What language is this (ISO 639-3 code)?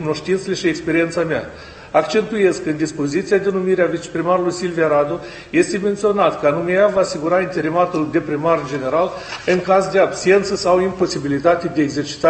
ron